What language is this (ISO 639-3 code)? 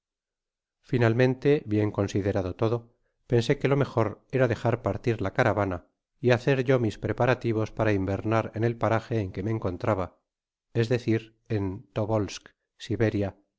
spa